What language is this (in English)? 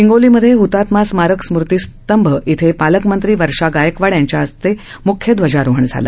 Marathi